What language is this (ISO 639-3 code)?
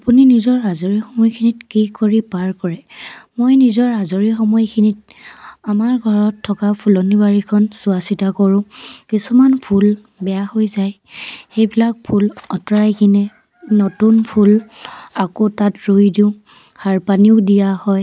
asm